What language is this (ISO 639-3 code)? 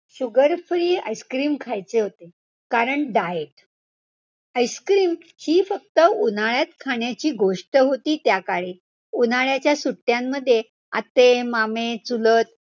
mar